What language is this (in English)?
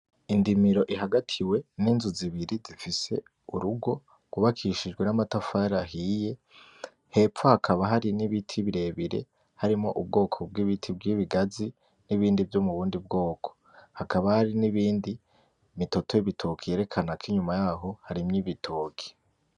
Rundi